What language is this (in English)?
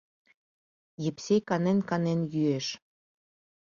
Mari